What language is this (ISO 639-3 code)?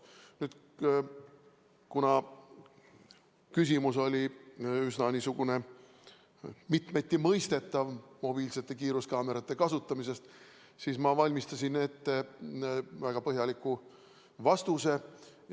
est